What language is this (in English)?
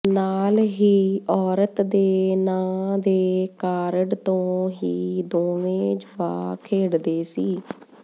Punjabi